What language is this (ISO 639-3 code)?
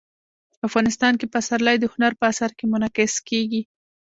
pus